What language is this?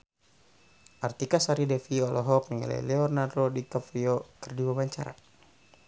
Sundanese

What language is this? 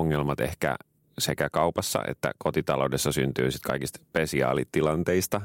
Finnish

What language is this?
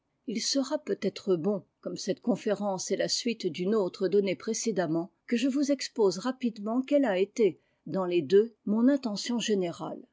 French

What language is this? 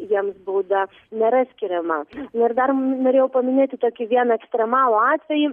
Lithuanian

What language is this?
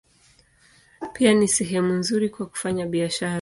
Swahili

